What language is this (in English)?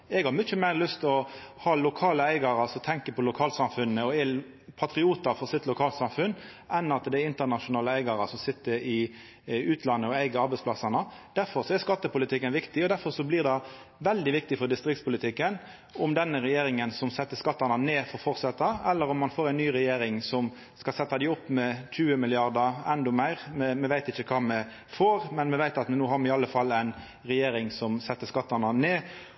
Norwegian Nynorsk